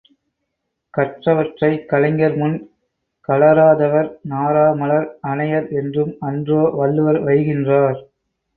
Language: Tamil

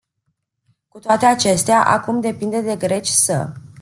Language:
Romanian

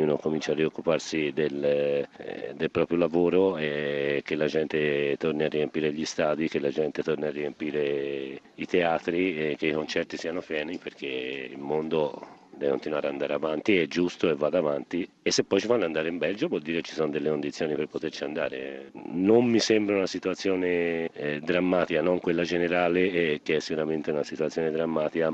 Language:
Italian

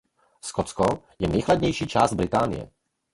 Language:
Czech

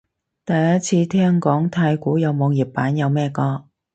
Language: Cantonese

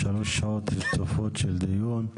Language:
Hebrew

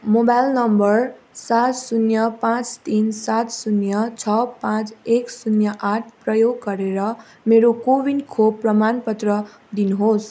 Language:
Nepali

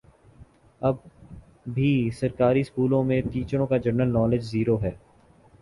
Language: Urdu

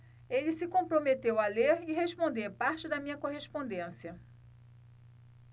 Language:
Portuguese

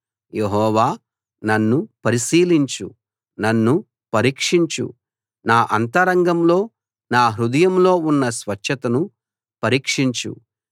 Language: Telugu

